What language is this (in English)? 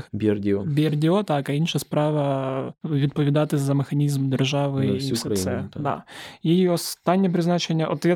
Ukrainian